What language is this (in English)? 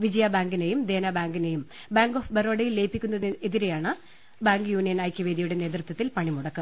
Malayalam